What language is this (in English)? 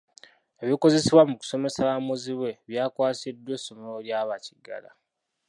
Ganda